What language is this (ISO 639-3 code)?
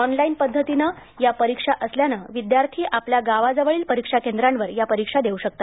mar